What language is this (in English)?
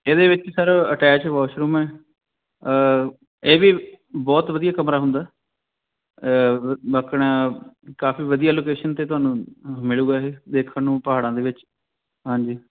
Punjabi